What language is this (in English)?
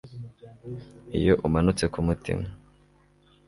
Kinyarwanda